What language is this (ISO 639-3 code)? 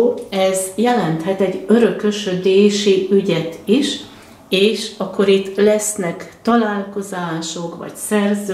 hun